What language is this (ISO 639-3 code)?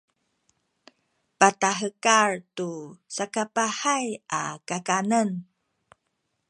szy